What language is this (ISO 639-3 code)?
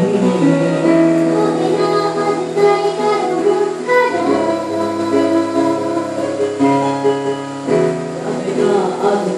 ron